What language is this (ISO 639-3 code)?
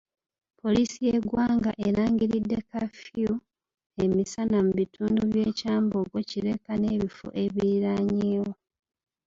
lug